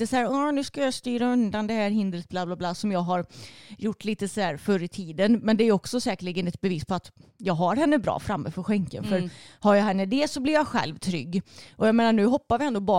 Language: Swedish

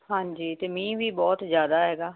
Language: Punjabi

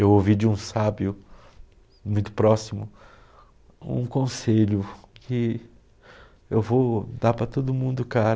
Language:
Portuguese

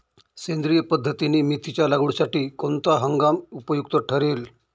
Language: Marathi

